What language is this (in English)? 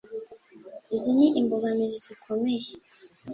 Kinyarwanda